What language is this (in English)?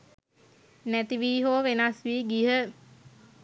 Sinhala